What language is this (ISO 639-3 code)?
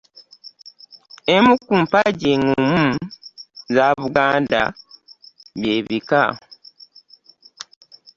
lug